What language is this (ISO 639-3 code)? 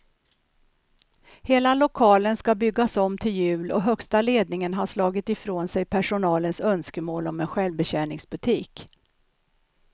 swe